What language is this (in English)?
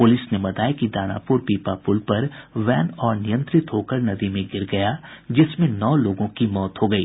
Hindi